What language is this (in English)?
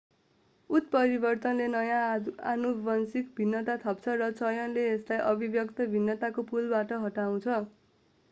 Nepali